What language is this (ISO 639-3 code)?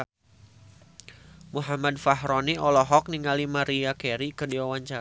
sun